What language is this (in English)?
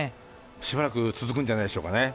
Japanese